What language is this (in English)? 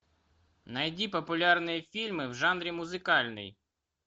Russian